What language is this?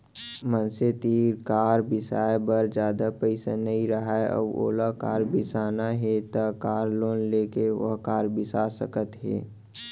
Chhattisgarhi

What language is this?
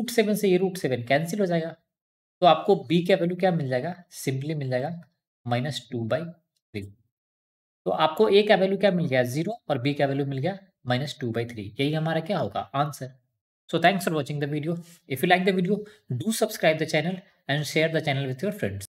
Hindi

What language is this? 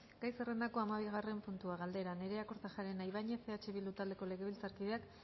Basque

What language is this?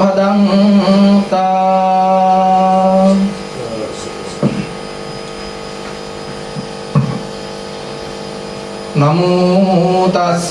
Indonesian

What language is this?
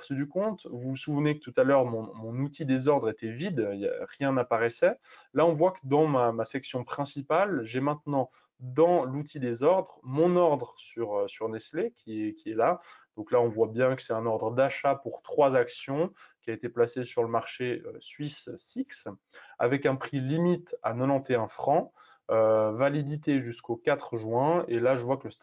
French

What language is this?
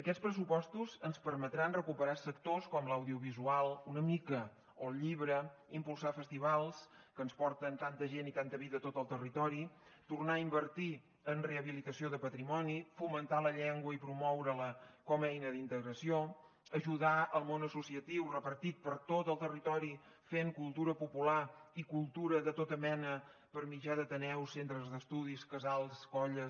Catalan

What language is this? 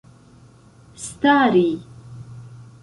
Esperanto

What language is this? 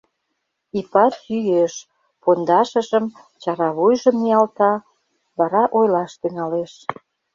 Mari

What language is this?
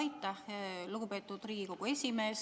Estonian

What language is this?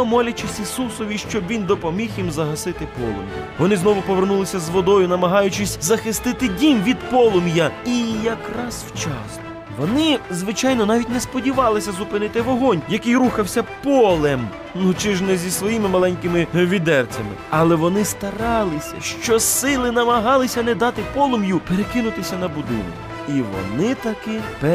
Ukrainian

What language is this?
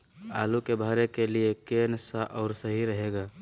Magahi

